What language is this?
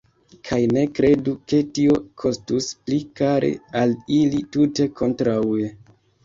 Esperanto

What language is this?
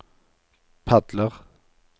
Norwegian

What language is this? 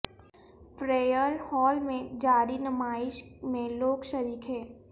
Urdu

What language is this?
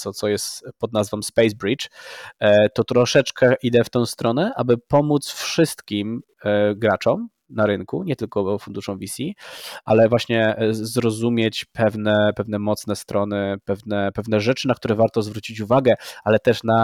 Polish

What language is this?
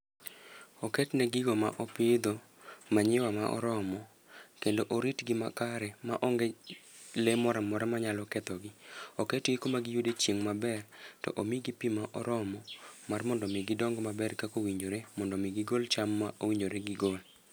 Luo (Kenya and Tanzania)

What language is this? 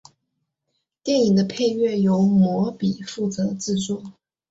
Chinese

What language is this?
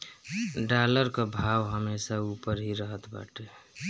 Bhojpuri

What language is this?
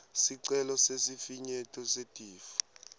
Swati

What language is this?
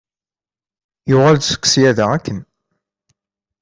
Kabyle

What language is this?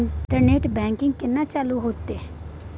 Maithili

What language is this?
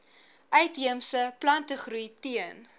Afrikaans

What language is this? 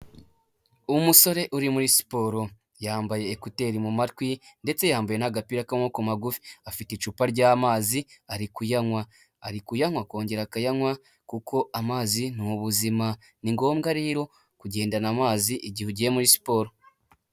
Kinyarwanda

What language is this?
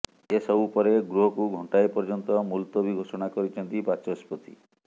Odia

